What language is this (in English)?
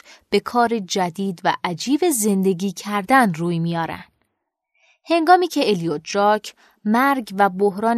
Persian